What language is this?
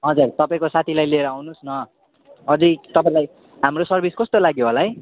Nepali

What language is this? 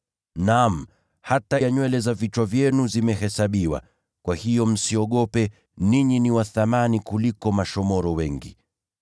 Swahili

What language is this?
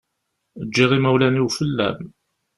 Kabyle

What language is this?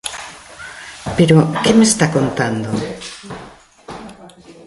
Galician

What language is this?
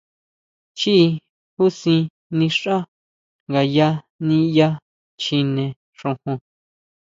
Huautla Mazatec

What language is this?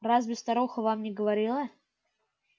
Russian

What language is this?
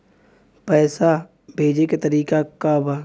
Bhojpuri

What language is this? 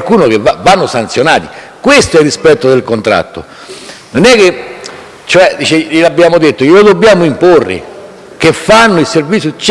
Italian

